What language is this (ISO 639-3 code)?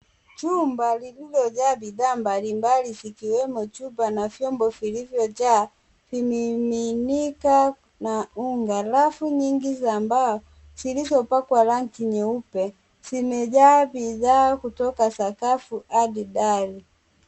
swa